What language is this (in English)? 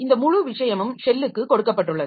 Tamil